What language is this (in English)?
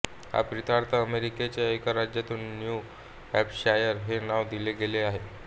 Marathi